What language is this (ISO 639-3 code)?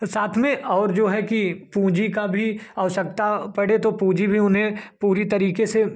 hin